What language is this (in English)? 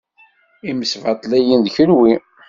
Kabyle